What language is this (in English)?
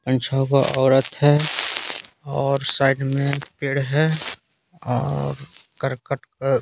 Hindi